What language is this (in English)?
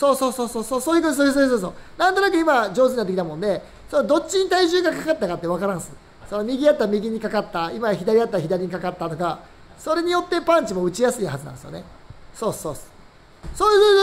Japanese